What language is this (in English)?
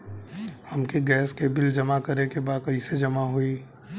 Bhojpuri